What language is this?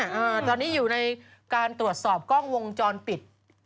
Thai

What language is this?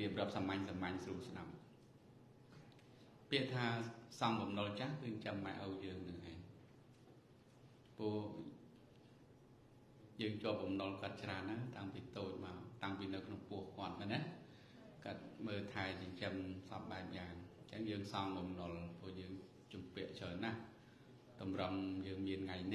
Vietnamese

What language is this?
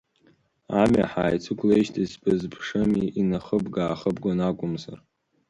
Abkhazian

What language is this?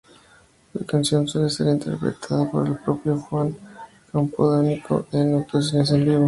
Spanish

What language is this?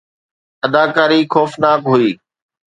Sindhi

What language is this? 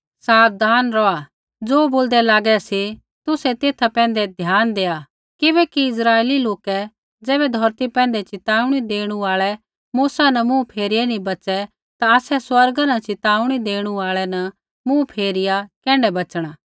Kullu Pahari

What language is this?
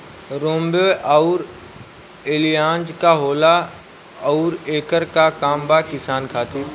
Bhojpuri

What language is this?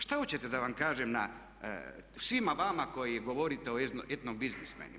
Croatian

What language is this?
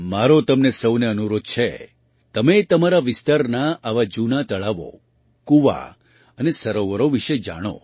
Gujarati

